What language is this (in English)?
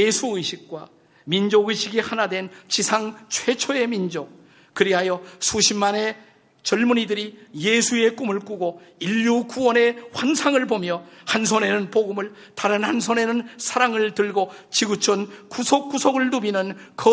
Korean